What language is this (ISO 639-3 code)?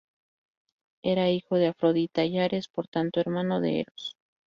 spa